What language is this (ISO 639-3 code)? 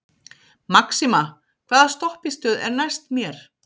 isl